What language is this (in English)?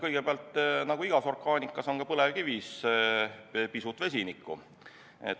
Estonian